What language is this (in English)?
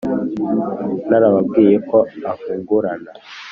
Kinyarwanda